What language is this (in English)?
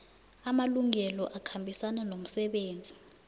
South Ndebele